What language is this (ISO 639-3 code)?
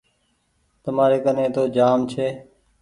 gig